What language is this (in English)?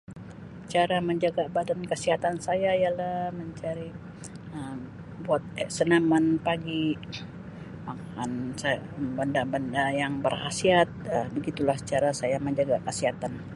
Sabah Malay